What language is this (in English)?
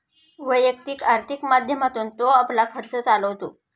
Marathi